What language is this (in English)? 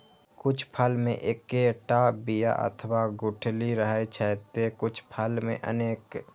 Maithili